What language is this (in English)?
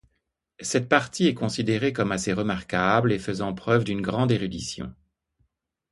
French